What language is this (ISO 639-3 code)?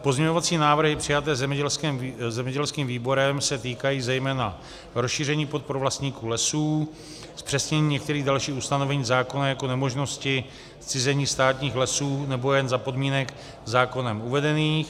ces